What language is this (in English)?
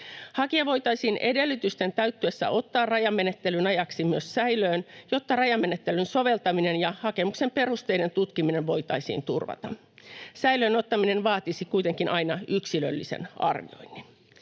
Finnish